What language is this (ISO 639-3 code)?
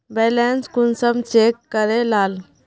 mag